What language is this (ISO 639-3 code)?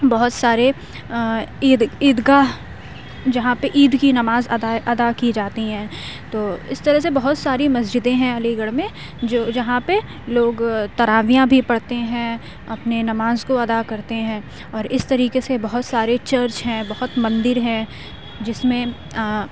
urd